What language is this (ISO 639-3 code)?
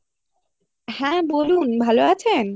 ben